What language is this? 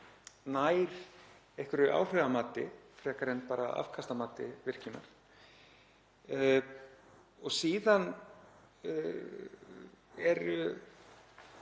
Icelandic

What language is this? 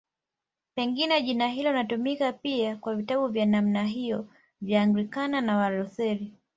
Swahili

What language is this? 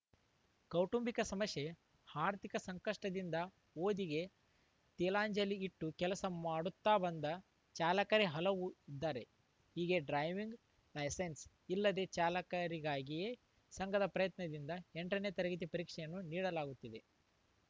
Kannada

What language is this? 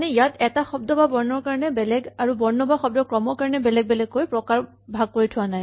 Assamese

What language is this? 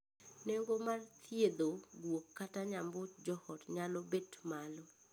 Luo (Kenya and Tanzania)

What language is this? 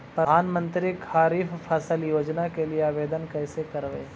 Magahi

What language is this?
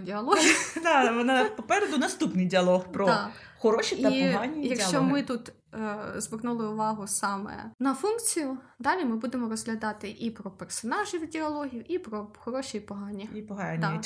Ukrainian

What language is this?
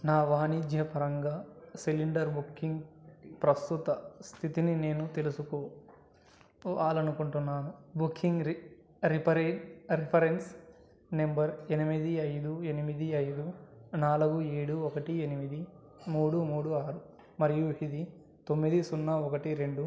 Telugu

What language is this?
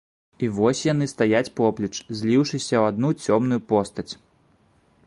Belarusian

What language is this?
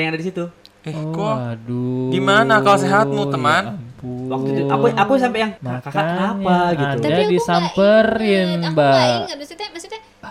Indonesian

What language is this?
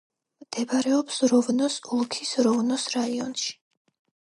Georgian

